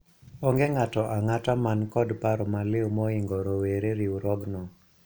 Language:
Luo (Kenya and Tanzania)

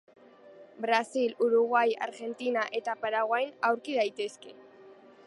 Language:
Basque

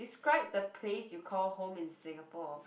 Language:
English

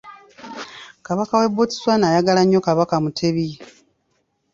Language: Ganda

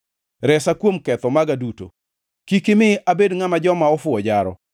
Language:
Luo (Kenya and Tanzania)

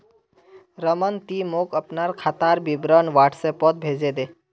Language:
Magahi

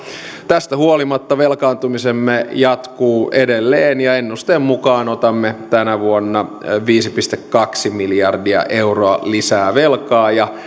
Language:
Finnish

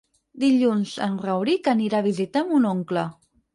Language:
Catalan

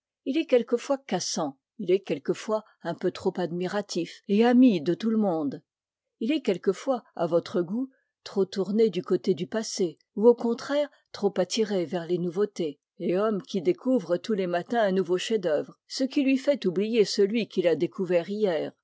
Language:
French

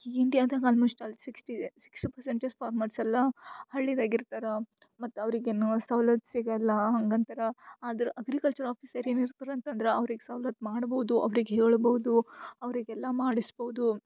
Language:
Kannada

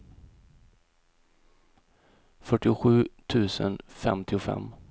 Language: Swedish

